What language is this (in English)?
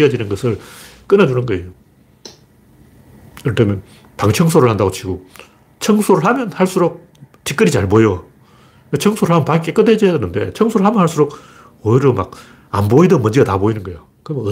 Korean